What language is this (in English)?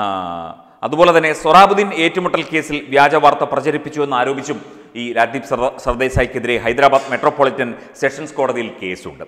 Dutch